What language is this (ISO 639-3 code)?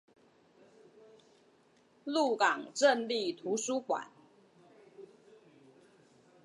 zho